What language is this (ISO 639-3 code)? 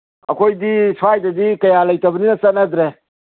mni